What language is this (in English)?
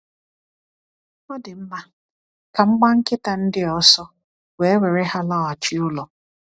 Igbo